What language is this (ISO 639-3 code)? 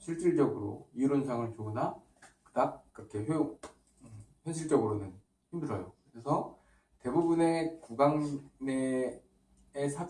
kor